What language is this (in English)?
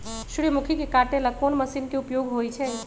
Magahi